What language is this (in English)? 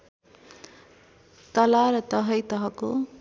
Nepali